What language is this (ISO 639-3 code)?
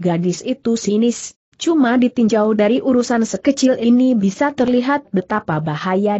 ind